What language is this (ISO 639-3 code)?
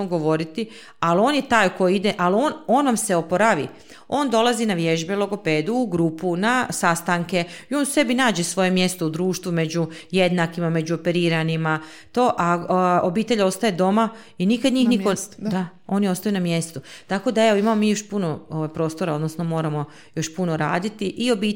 hrv